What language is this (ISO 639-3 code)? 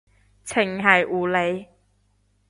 yue